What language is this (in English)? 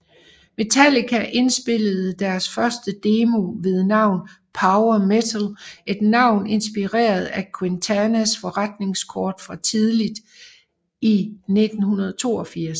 Danish